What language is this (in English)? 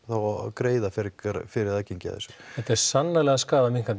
Icelandic